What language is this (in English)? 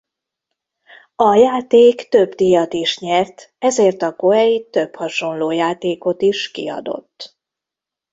Hungarian